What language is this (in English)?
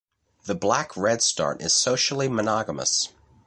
English